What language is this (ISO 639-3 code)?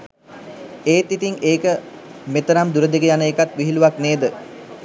sin